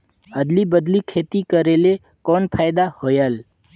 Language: Chhattisgarhi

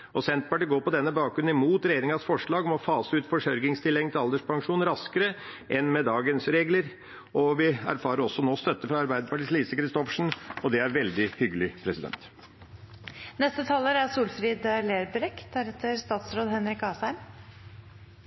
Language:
Norwegian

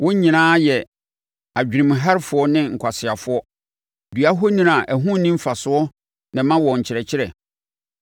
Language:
Akan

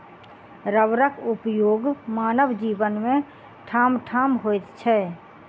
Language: Maithili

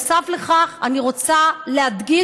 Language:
Hebrew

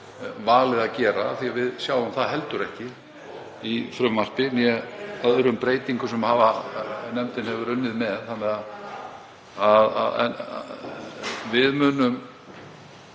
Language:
Icelandic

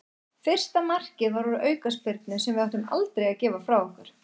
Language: Icelandic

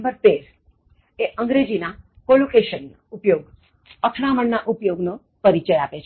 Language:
Gujarati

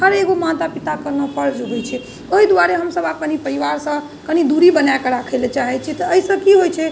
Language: Maithili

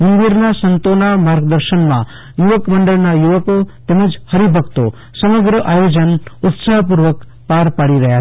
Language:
Gujarati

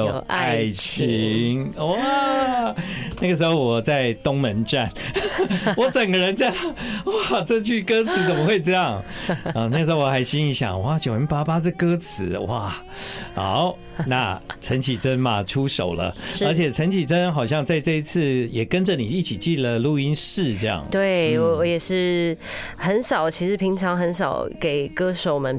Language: Chinese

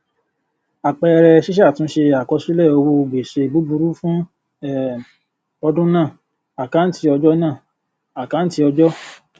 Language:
Yoruba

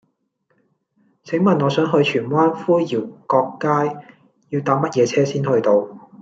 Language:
Cantonese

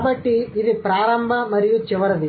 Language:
Telugu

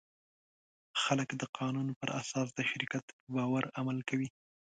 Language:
Pashto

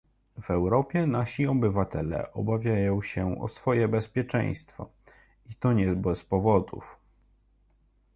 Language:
Polish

